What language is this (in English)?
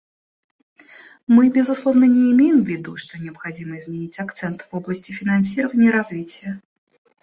Russian